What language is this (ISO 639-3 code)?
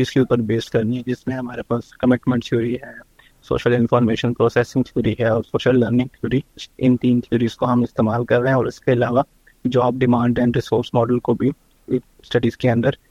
urd